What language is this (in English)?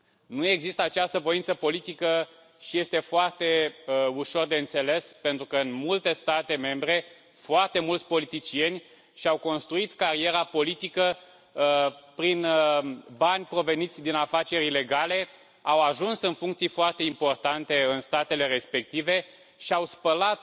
Romanian